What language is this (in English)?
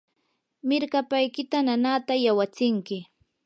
Yanahuanca Pasco Quechua